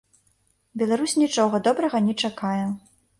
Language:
Belarusian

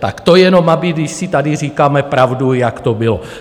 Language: Czech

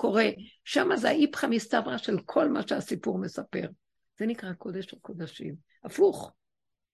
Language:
Hebrew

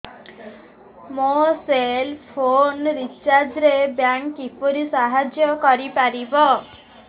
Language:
Odia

